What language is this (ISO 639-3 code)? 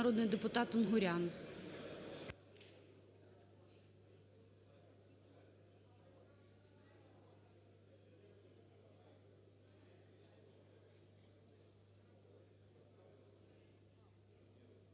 ukr